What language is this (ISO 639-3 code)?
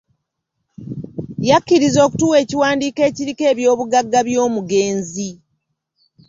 lug